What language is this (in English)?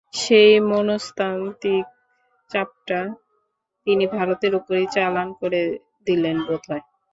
Bangla